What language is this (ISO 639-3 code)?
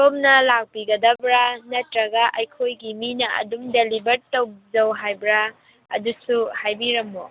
mni